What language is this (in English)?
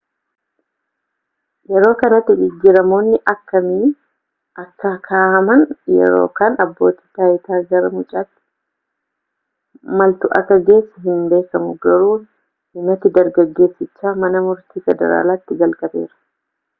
Oromo